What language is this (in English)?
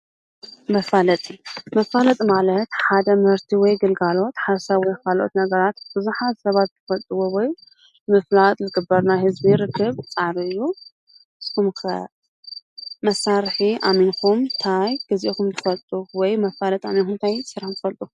Tigrinya